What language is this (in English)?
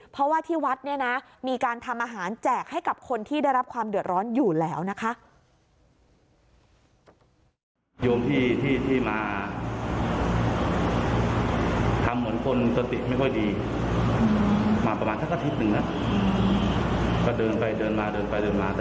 Thai